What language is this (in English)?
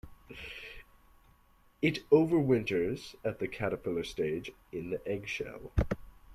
English